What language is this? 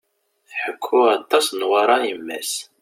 Kabyle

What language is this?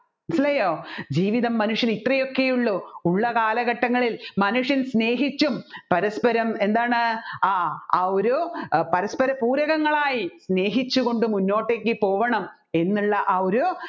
Malayalam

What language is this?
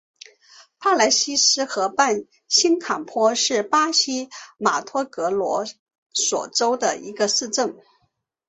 Chinese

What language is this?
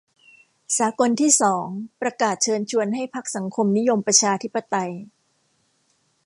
Thai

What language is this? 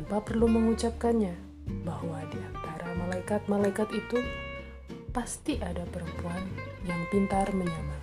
Indonesian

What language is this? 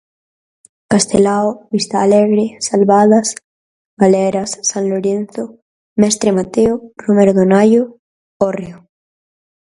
Galician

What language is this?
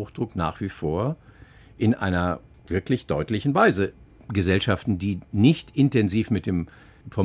German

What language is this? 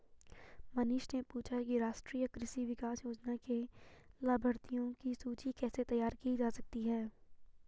Hindi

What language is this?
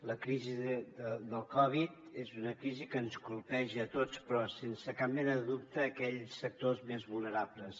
Catalan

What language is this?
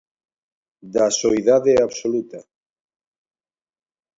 Galician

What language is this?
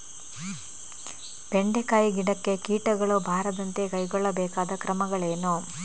Kannada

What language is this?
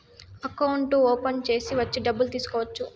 Telugu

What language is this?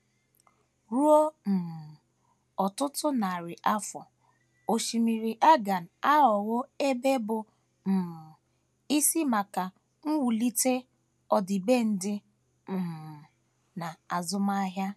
Igbo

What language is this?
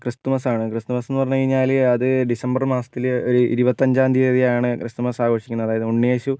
Malayalam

